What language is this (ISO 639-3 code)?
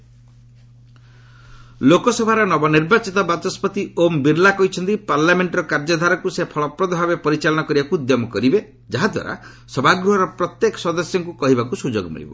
ori